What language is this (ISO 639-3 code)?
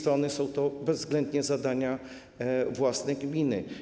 pol